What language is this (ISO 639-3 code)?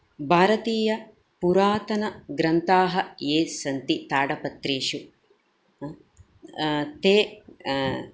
san